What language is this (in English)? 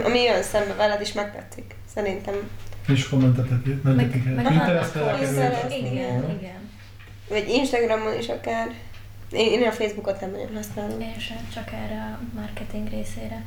Hungarian